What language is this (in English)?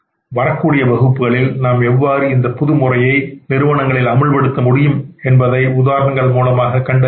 Tamil